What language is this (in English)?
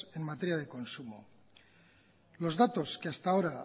Spanish